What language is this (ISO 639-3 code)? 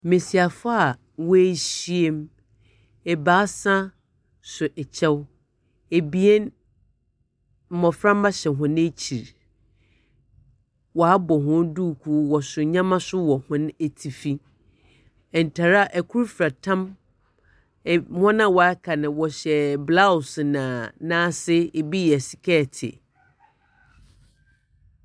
aka